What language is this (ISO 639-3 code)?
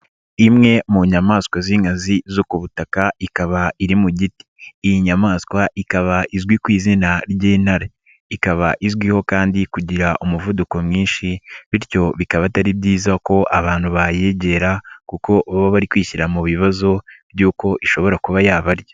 kin